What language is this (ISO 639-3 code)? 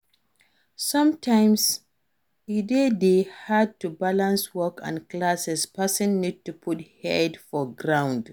pcm